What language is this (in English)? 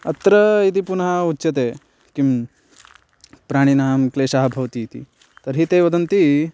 Sanskrit